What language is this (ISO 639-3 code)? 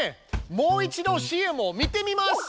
jpn